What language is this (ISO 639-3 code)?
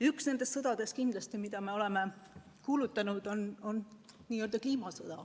est